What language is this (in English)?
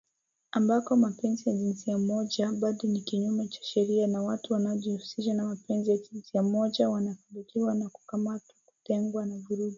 Swahili